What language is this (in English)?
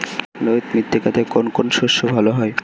Bangla